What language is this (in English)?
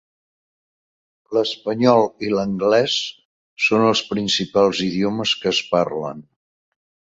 Catalan